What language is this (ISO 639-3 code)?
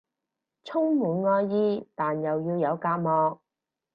yue